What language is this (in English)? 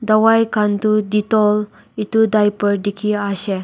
Naga Pidgin